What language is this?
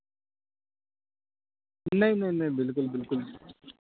Urdu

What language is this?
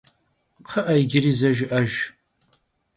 Kabardian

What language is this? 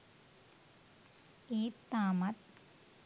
Sinhala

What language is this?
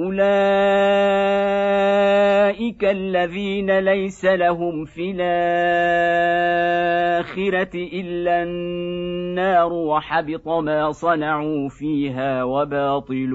Arabic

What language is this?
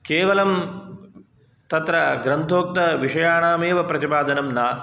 Sanskrit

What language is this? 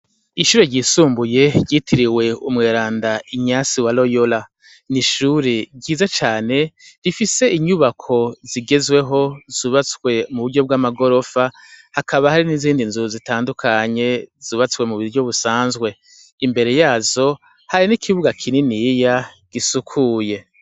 Rundi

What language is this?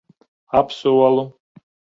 Latvian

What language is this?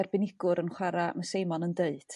Welsh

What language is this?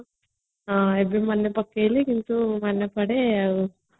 Odia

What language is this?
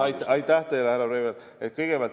Estonian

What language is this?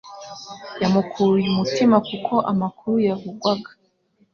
Kinyarwanda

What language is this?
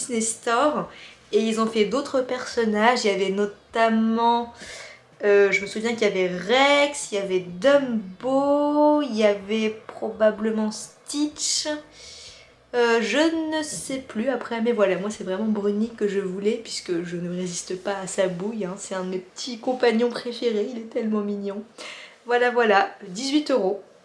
French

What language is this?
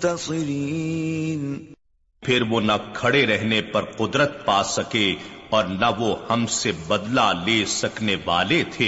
Urdu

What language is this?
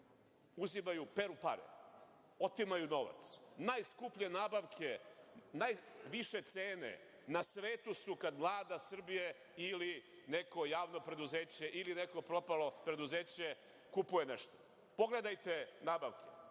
Serbian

